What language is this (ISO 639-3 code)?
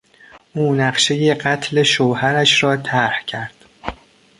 fas